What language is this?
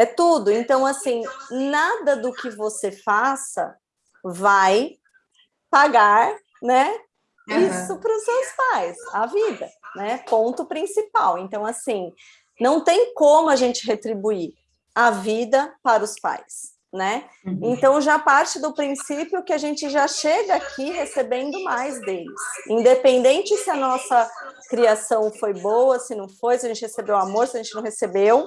Portuguese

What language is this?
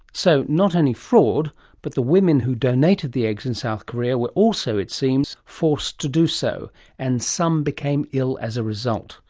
English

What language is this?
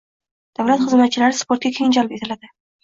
Uzbek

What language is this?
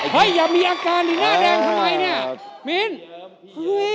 Thai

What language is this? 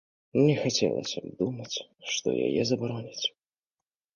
Belarusian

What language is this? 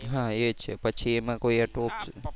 Gujarati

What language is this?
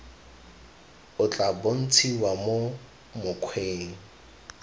Tswana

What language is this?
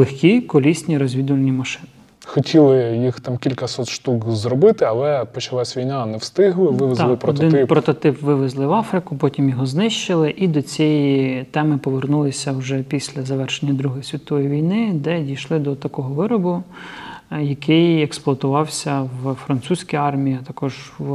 Ukrainian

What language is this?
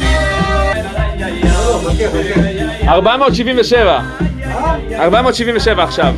Hebrew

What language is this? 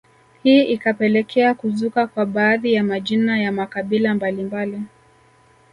Swahili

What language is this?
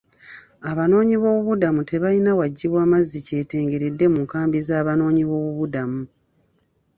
Ganda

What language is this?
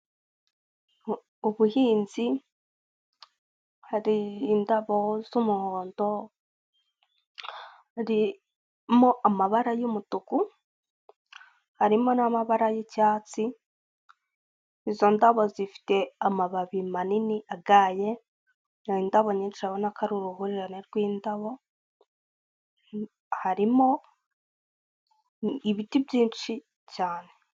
Kinyarwanda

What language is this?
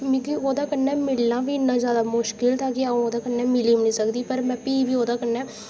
Dogri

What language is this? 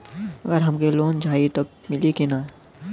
Bhojpuri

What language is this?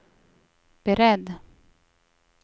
Swedish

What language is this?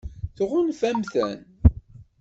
Kabyle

